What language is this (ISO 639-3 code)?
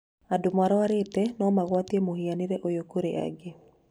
kik